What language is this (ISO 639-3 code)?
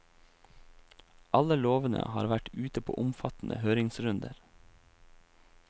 nor